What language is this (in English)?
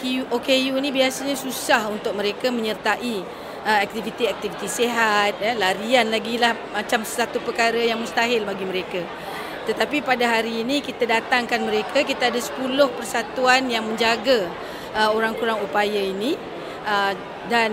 Malay